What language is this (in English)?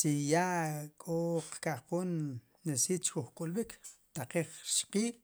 Sipacapense